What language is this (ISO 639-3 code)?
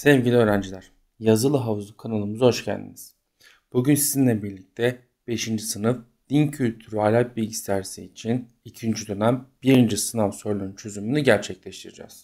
tur